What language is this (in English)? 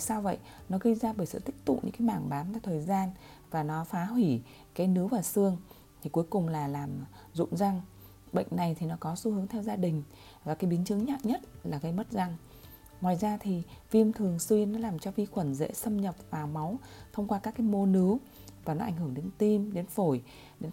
Vietnamese